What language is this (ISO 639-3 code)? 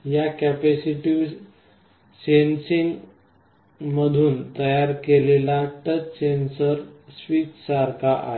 mar